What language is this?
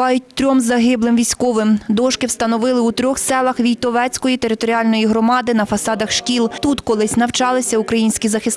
Ukrainian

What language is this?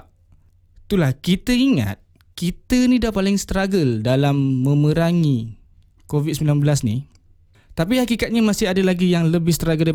Malay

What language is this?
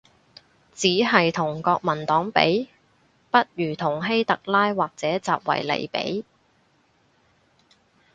Cantonese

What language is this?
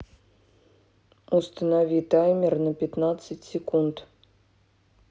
Russian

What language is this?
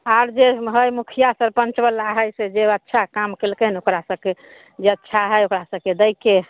Maithili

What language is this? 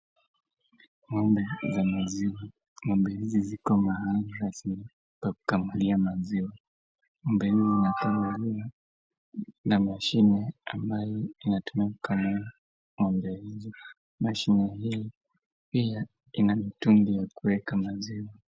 Swahili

